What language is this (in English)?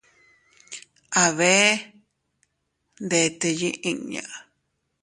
Teutila Cuicatec